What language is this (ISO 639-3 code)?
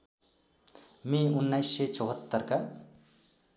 nep